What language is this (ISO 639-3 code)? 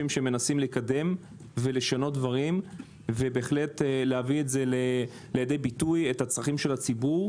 heb